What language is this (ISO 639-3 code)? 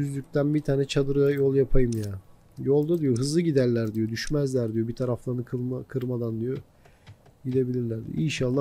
tur